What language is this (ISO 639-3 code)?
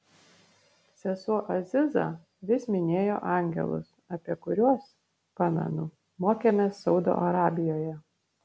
lit